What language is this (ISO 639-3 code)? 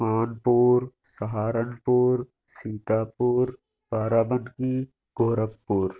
urd